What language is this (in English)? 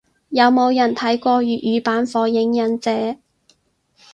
Cantonese